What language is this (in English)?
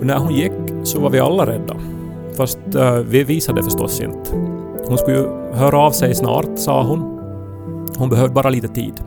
Swedish